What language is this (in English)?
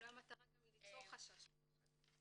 Hebrew